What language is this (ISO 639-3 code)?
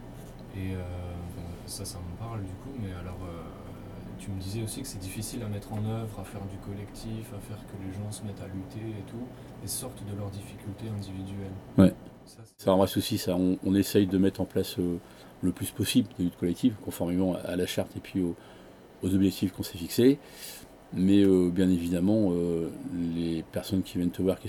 fra